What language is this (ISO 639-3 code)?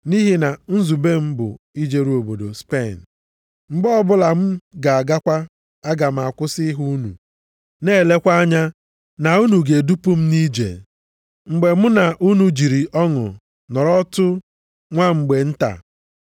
ibo